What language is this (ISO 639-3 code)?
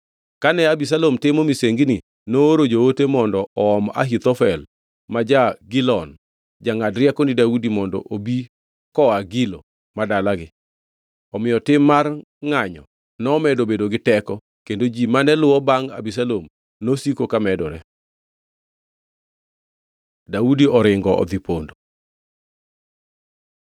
luo